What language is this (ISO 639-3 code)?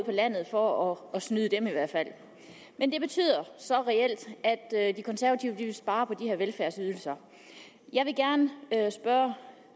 dan